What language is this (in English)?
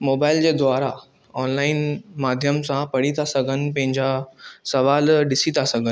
Sindhi